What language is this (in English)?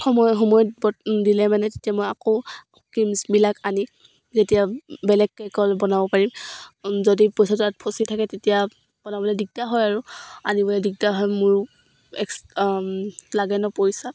Assamese